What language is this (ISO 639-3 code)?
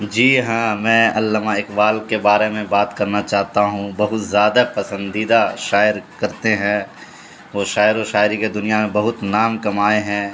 urd